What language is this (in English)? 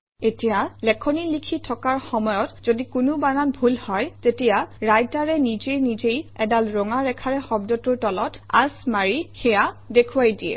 Assamese